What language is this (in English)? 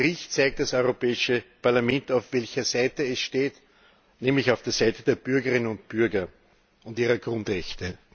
German